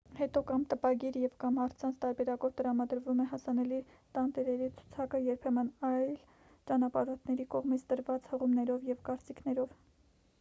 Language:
Armenian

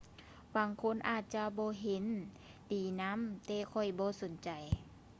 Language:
Lao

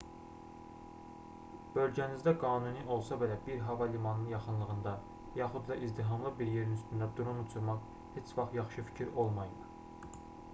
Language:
Azerbaijani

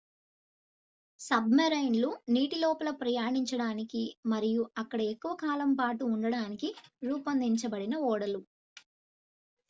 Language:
Telugu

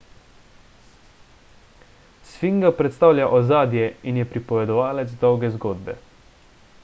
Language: Slovenian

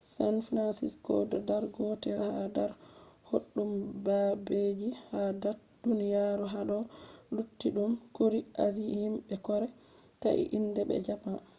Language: Fula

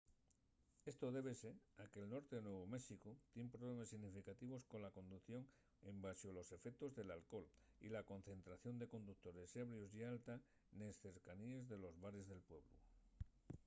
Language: Asturian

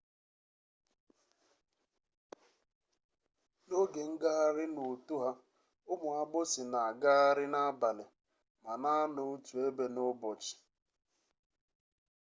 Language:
Igbo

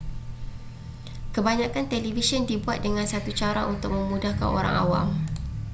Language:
Malay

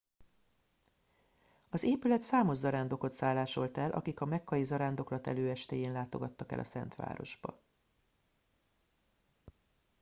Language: Hungarian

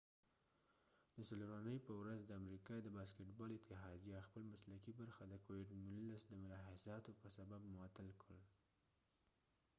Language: Pashto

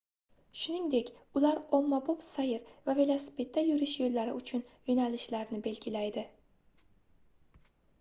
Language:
Uzbek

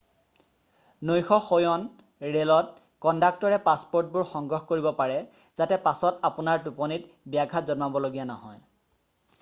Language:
Assamese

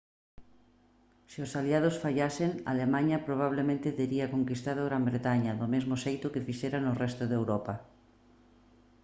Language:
Galician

